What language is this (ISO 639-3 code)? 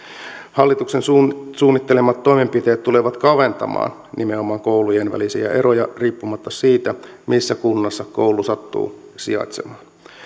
fin